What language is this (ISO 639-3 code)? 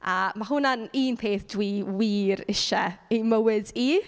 cym